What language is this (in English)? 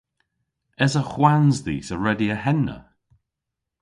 Cornish